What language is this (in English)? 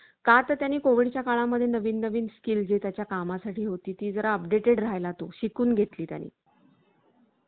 Marathi